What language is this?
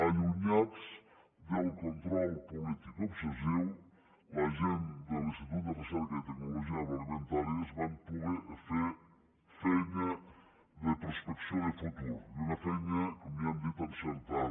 Catalan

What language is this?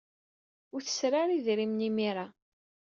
Kabyle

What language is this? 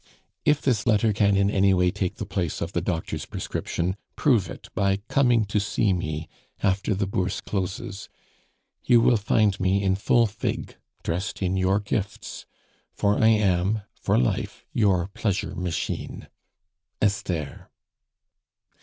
English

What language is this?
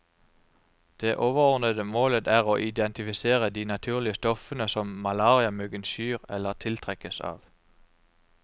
Norwegian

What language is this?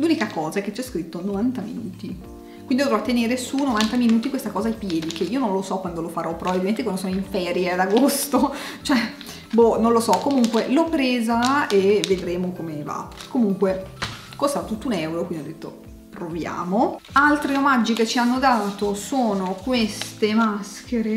Italian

